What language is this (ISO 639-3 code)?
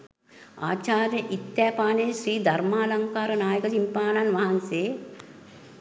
sin